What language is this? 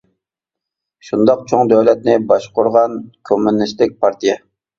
Uyghur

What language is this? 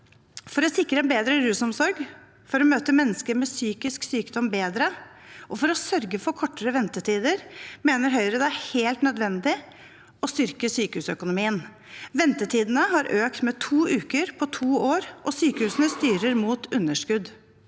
Norwegian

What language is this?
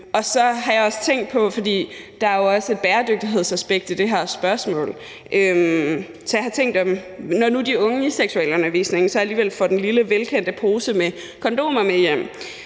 Danish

